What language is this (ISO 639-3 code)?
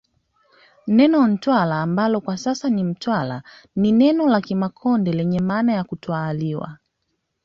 swa